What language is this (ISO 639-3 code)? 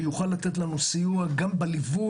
heb